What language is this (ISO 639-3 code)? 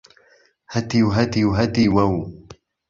ckb